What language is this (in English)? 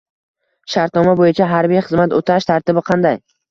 Uzbek